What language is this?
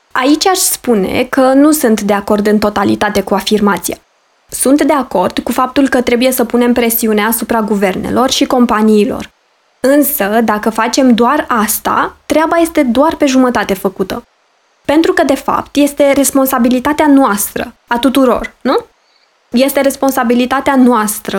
Romanian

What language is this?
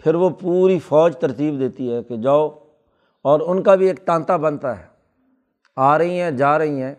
Urdu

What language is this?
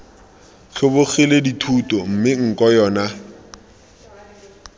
Tswana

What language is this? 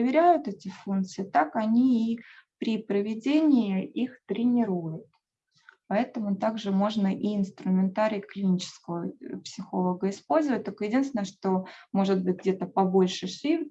Russian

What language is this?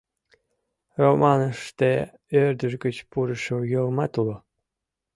Mari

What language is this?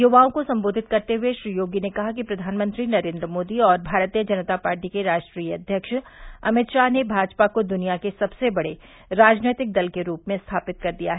Hindi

